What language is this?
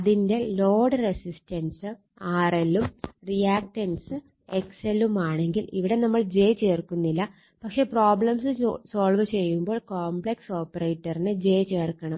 Malayalam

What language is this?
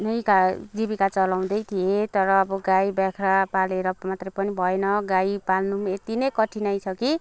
Nepali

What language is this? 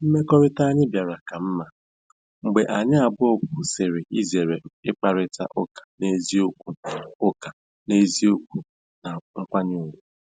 Igbo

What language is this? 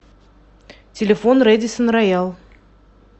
Russian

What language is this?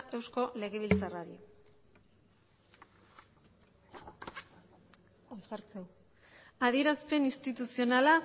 Basque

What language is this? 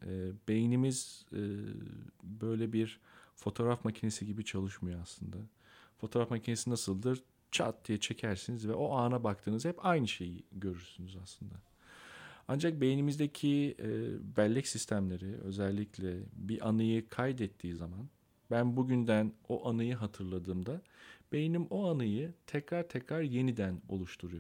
Turkish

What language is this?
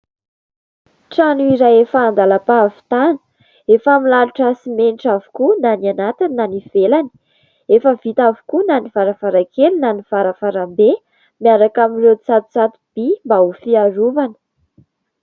Malagasy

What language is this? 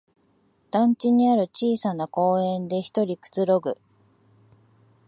Japanese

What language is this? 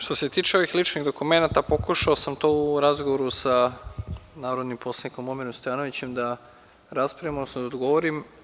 Serbian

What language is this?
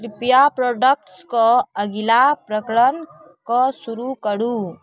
Maithili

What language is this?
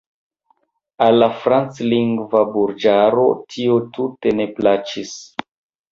Esperanto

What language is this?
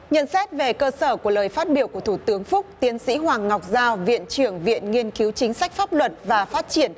Vietnamese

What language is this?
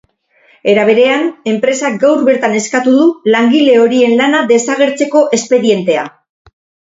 Basque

